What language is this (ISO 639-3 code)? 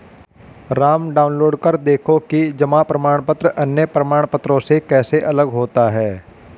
hin